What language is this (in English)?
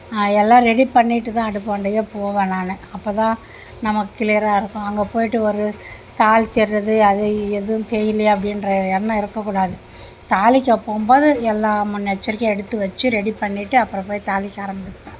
Tamil